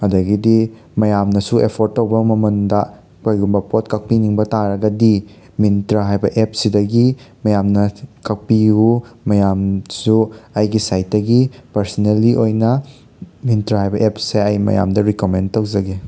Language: Manipuri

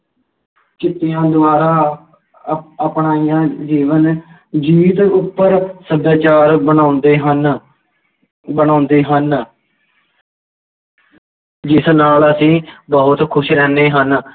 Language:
Punjabi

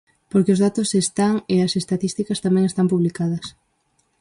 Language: Galician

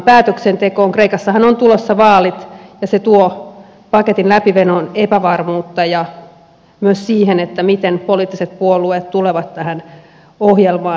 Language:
Finnish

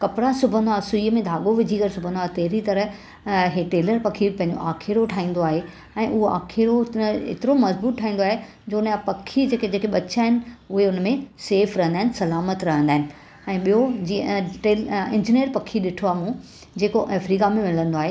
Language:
Sindhi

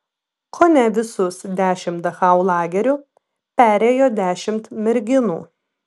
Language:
Lithuanian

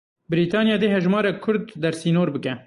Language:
Kurdish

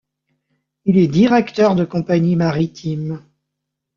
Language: French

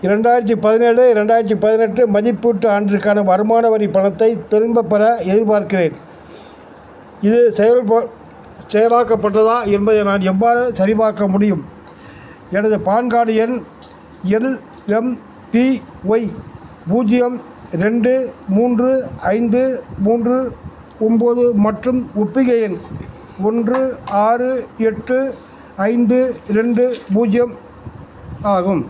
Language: Tamil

